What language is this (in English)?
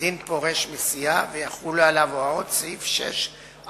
Hebrew